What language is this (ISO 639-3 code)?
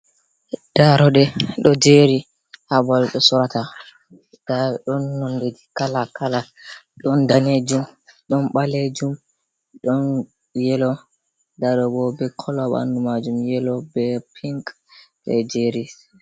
ful